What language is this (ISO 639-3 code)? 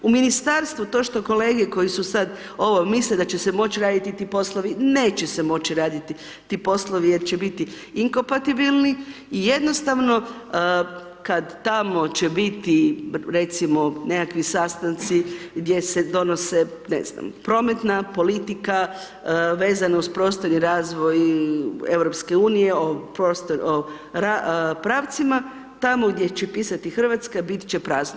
hrv